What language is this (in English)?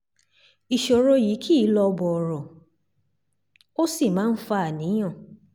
Yoruba